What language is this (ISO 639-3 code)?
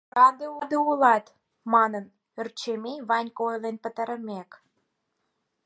chm